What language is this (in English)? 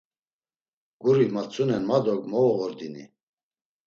Laz